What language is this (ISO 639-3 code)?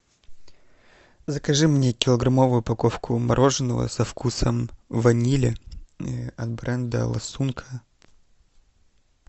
rus